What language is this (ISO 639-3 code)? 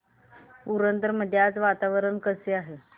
mar